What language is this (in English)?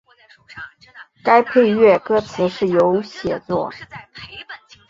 Chinese